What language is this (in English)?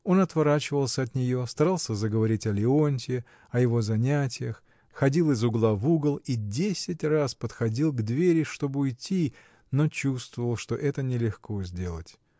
Russian